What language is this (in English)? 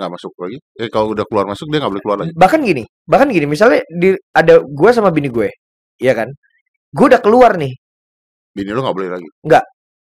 Indonesian